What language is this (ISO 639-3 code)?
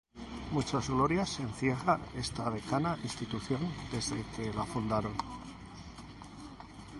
spa